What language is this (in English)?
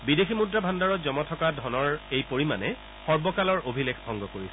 Assamese